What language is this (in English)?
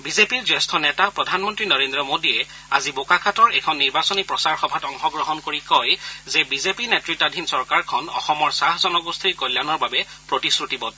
Assamese